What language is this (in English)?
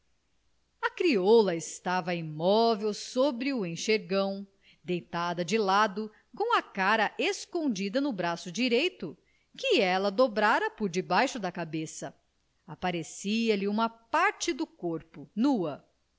Portuguese